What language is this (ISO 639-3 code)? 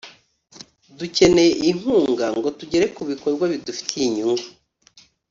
kin